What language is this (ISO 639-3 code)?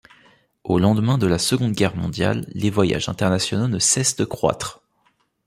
fra